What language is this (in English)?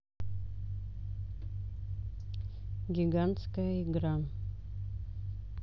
Russian